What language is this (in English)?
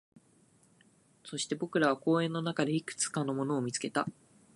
Japanese